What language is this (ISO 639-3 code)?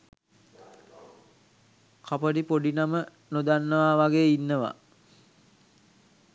sin